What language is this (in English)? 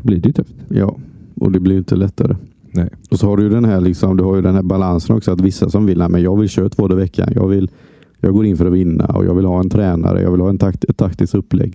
Swedish